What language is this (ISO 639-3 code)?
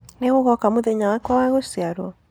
kik